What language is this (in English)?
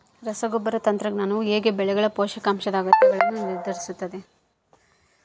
Kannada